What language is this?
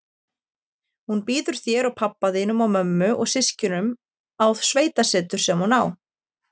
Icelandic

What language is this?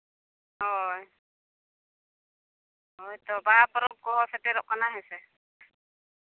Santali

